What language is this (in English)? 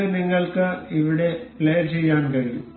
Malayalam